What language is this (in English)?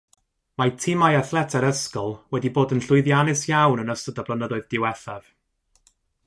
Welsh